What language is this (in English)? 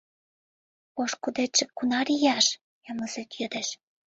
Mari